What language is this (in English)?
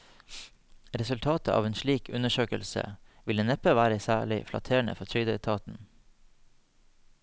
Norwegian